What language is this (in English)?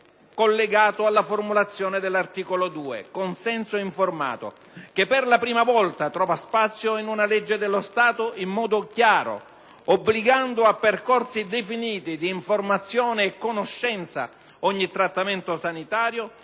Italian